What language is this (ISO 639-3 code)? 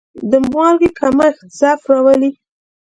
pus